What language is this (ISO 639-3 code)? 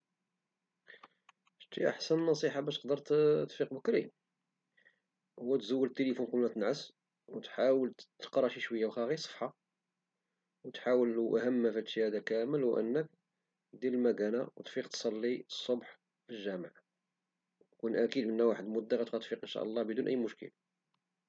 ary